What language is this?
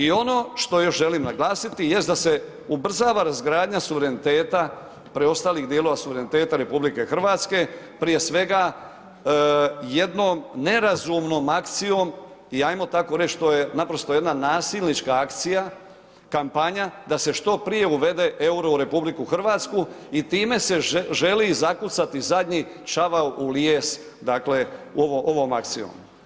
Croatian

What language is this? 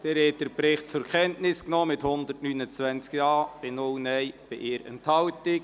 Swiss German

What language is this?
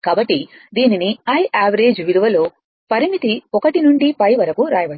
Telugu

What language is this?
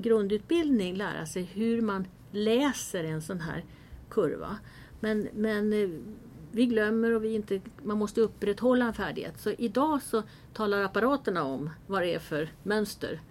Swedish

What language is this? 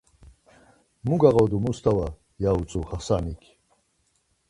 Laz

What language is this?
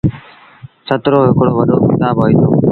Sindhi Bhil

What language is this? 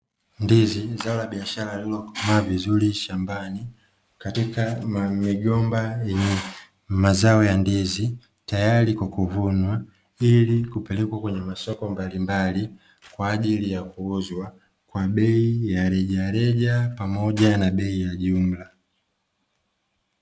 Swahili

